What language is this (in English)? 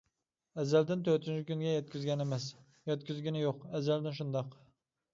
Uyghur